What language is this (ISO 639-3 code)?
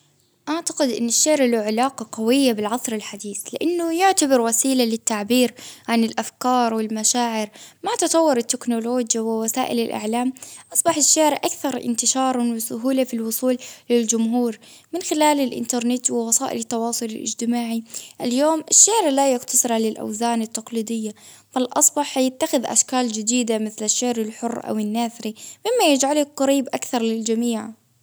abv